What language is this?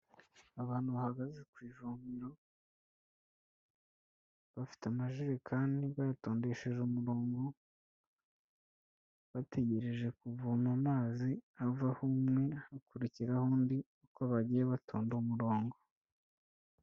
Kinyarwanda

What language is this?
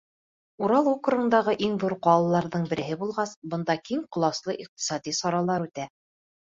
Bashkir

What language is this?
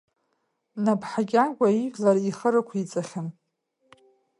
Abkhazian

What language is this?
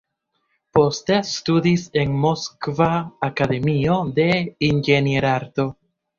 Esperanto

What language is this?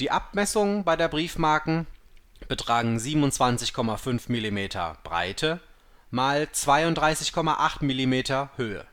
German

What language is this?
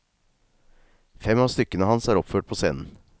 Norwegian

